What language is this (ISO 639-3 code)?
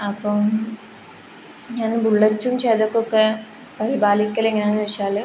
mal